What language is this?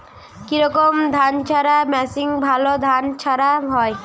Bangla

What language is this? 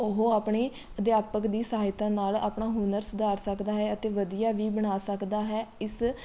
Punjabi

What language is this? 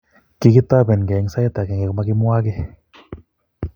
Kalenjin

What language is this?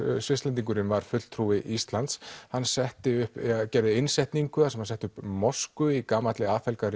Icelandic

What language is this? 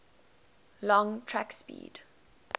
English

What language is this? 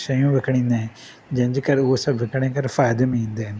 Sindhi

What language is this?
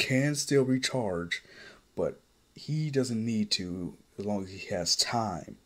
English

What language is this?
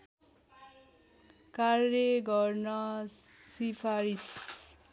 Nepali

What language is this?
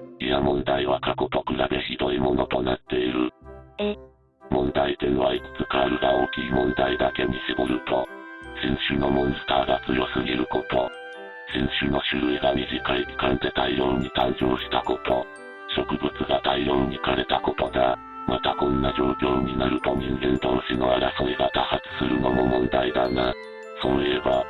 Japanese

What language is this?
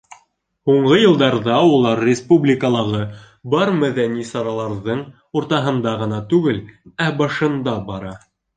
Bashkir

